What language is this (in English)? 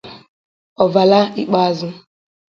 Igbo